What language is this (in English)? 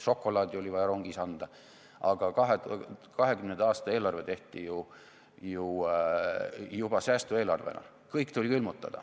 Estonian